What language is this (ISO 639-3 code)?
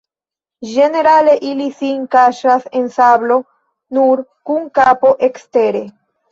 epo